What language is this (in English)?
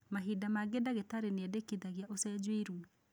Kikuyu